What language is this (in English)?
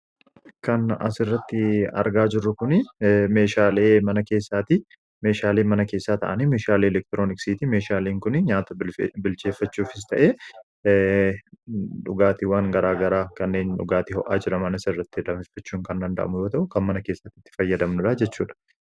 Oromo